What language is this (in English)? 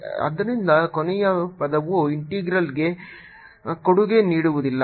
Kannada